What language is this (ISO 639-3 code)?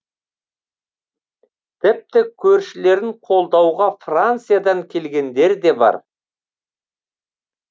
kaz